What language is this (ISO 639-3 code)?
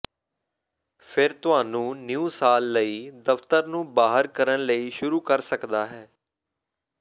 pan